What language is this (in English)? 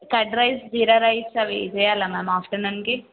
Telugu